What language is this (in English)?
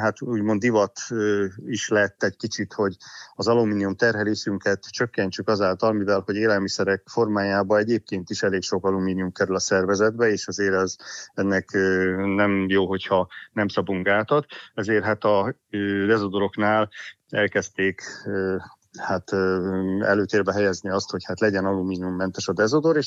Hungarian